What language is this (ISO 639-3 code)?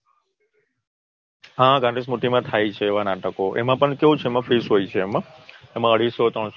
guj